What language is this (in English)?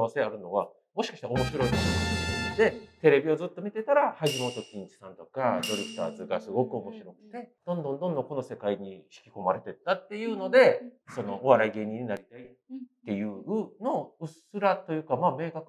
Japanese